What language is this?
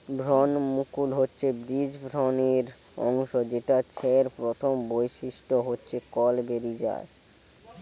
Bangla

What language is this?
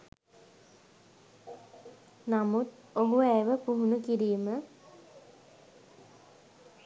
Sinhala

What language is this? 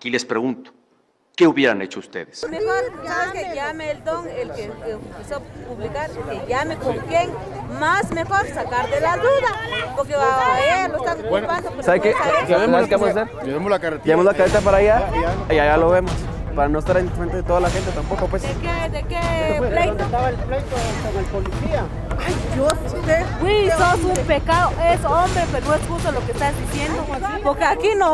Spanish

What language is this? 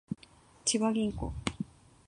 Japanese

